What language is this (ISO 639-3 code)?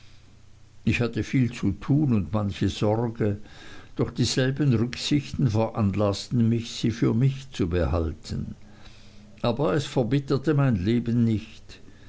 deu